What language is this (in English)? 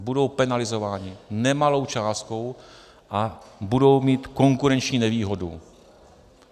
Czech